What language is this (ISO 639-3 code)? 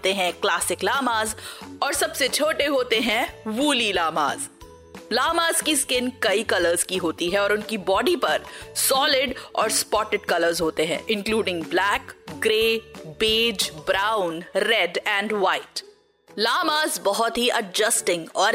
hin